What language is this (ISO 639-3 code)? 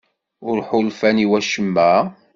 kab